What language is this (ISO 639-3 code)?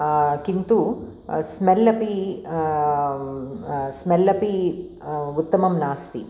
san